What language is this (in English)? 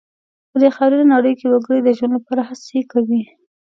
Pashto